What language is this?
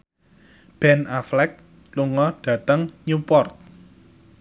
Javanese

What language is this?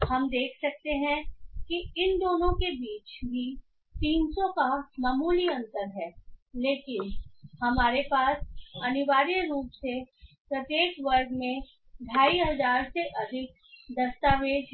Hindi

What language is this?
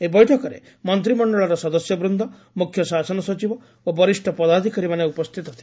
Odia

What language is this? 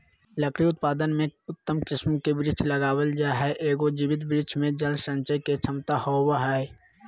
Magahi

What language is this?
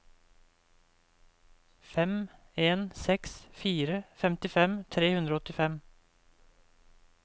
Norwegian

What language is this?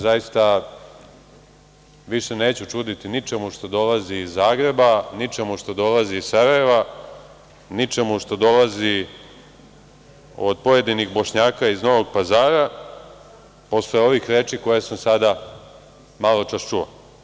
Serbian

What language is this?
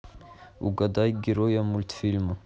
Russian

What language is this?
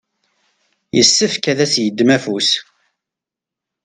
Kabyle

